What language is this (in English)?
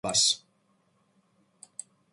Georgian